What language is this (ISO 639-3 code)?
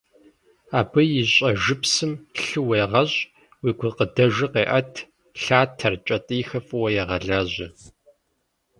kbd